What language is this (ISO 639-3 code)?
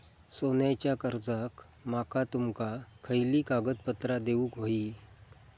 mar